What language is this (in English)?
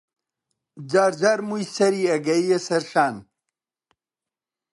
Central Kurdish